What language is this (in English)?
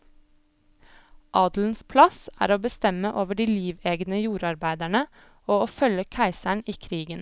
Norwegian